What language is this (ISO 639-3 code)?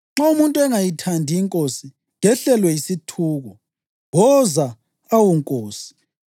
nde